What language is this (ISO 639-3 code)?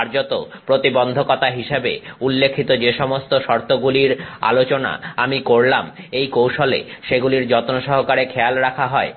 ben